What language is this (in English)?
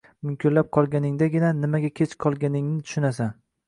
Uzbek